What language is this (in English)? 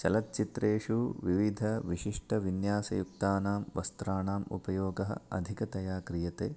Sanskrit